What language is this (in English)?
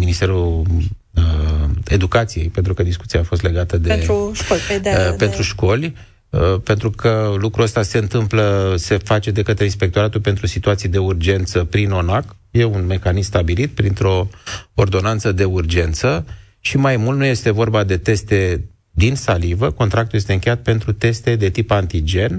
Romanian